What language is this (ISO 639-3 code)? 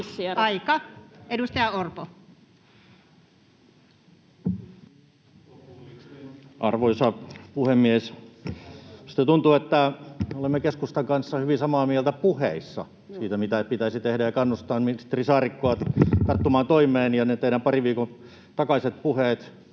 fin